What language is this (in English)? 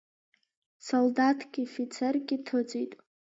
Abkhazian